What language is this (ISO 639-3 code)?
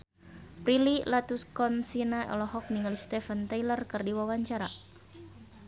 sun